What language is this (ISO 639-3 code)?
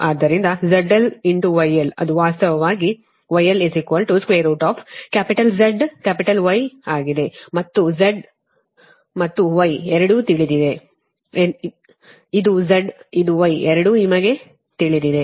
kan